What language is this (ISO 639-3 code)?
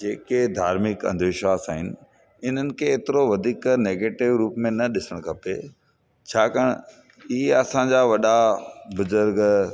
snd